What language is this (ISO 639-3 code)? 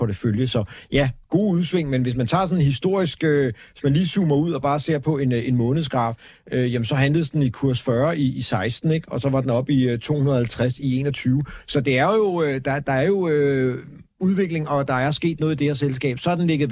dan